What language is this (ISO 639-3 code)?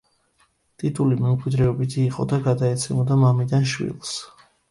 kat